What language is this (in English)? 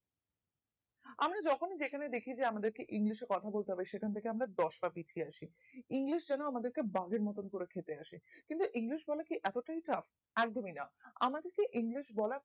Bangla